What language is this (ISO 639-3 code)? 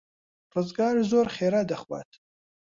ckb